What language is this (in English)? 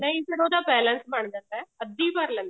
Punjabi